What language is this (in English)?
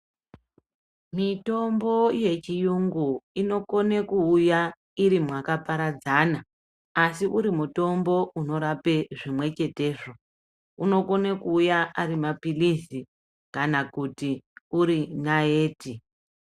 Ndau